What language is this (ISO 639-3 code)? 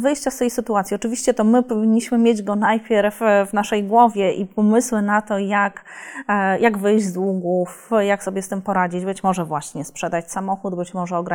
pol